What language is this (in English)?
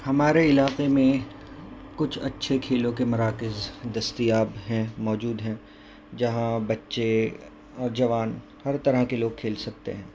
Urdu